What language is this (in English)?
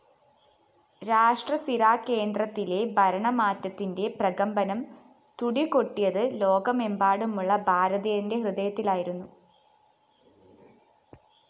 Malayalam